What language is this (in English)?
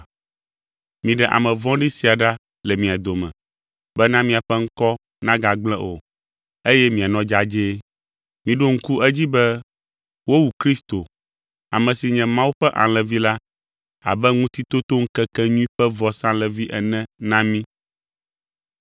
Ewe